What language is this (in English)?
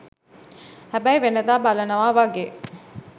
Sinhala